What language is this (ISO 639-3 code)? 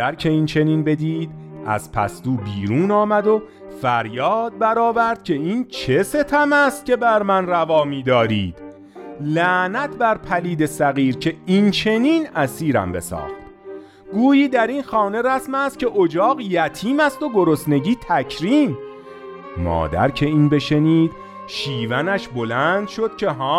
fas